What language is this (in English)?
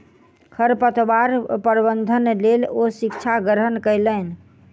Maithili